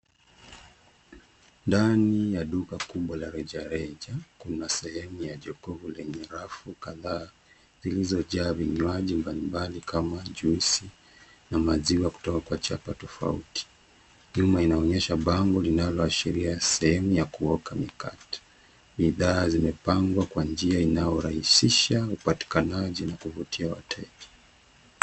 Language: Swahili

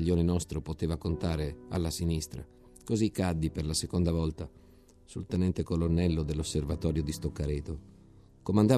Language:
Italian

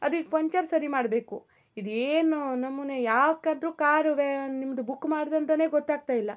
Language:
Kannada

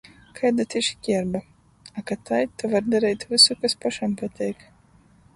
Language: Latgalian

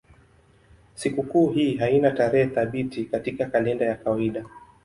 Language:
Swahili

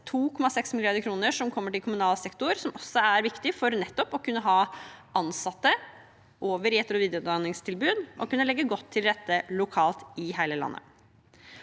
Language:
Norwegian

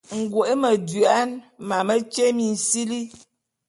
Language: Bulu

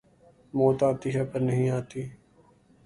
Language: Urdu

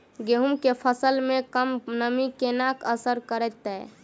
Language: Maithili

